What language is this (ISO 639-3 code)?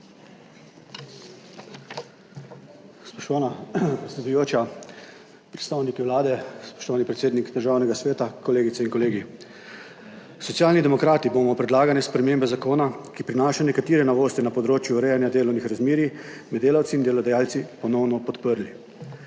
slv